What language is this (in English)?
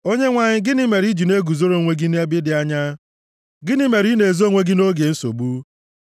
Igbo